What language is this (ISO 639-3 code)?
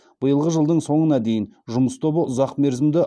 kaz